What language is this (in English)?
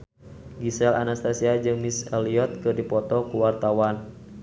Sundanese